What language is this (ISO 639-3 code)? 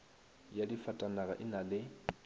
nso